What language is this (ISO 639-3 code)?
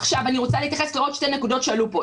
heb